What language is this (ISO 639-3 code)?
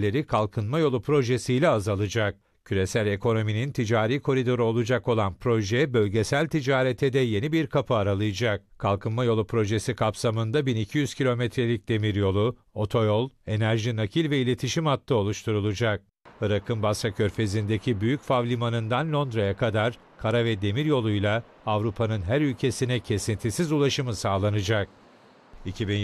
tur